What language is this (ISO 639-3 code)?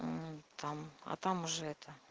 rus